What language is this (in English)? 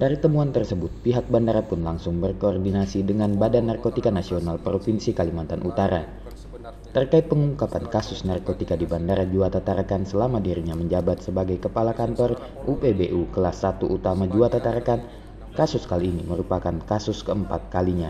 Indonesian